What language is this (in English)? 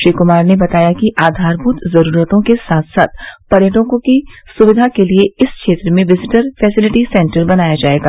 Hindi